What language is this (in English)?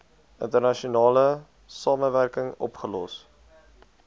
Afrikaans